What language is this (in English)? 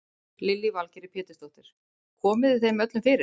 Icelandic